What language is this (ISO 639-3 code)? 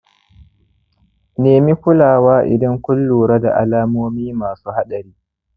hau